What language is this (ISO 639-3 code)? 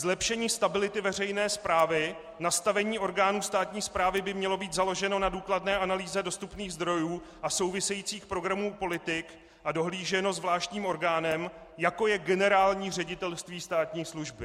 ces